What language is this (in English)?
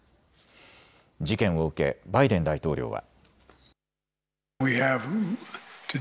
Japanese